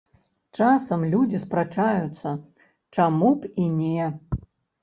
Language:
Belarusian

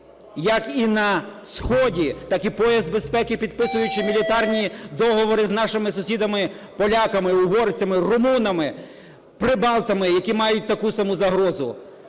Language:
Ukrainian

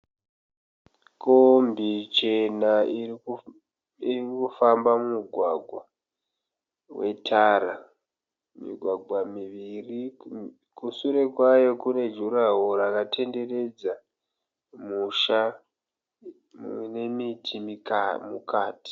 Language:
Shona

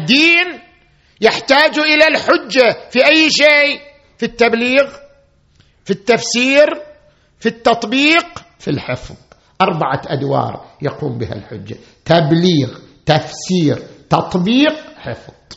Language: Arabic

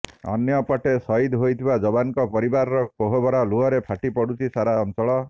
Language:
Odia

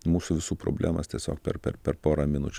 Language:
Lithuanian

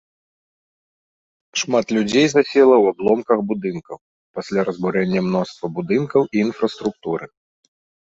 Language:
Belarusian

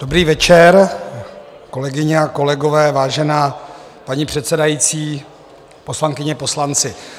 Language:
Czech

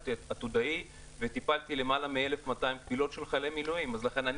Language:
Hebrew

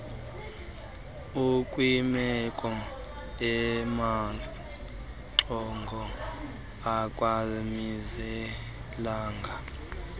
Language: Xhosa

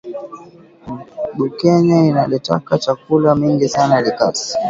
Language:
Swahili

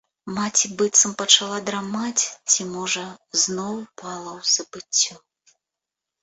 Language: Belarusian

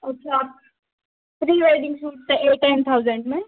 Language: Hindi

